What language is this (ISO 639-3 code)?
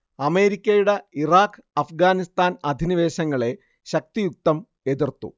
mal